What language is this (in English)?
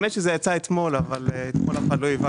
Hebrew